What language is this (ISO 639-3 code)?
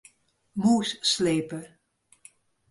fry